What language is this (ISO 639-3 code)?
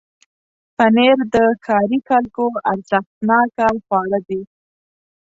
pus